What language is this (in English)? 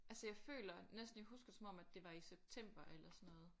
Danish